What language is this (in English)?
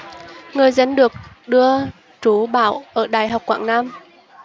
Vietnamese